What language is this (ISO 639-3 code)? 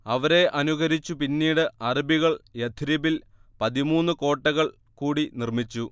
mal